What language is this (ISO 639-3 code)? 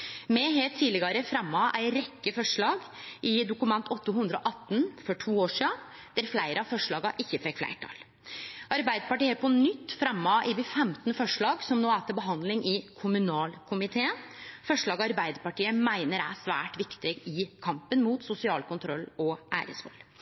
nno